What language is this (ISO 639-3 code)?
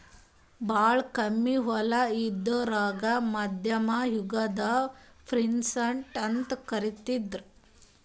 kan